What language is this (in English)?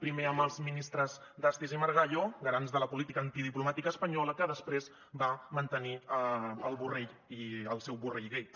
Catalan